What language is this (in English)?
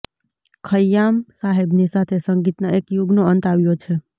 Gujarati